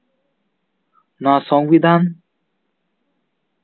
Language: Santali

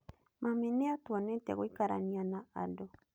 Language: Kikuyu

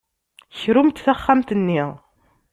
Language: Kabyle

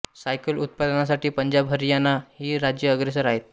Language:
Marathi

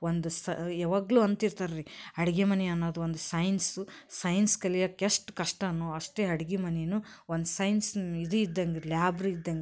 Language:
Kannada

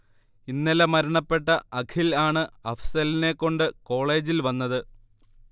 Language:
Malayalam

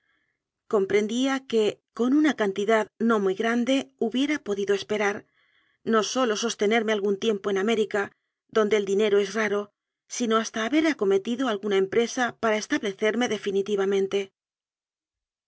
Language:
Spanish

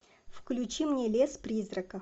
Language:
Russian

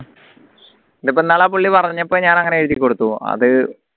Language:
Malayalam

